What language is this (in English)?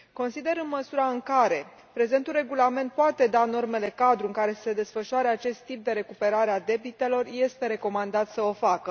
Romanian